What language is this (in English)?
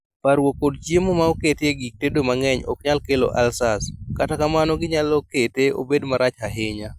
Luo (Kenya and Tanzania)